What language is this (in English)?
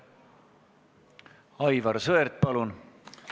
Estonian